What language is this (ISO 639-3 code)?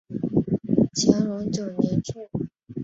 zho